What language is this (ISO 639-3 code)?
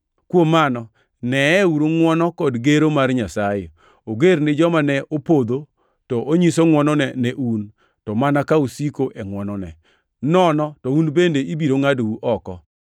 luo